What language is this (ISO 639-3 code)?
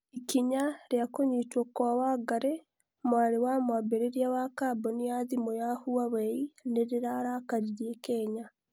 kik